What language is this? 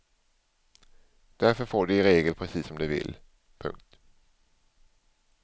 Swedish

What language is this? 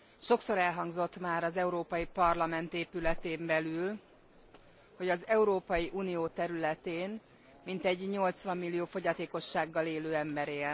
Hungarian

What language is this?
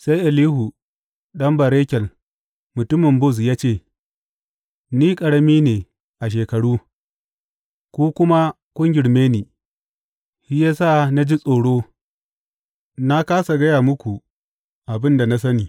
Hausa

